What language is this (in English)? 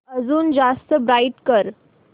Marathi